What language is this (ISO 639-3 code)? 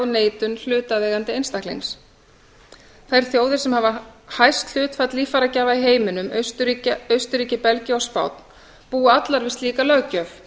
isl